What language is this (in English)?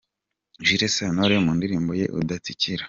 Kinyarwanda